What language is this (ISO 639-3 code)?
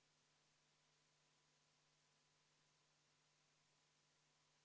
est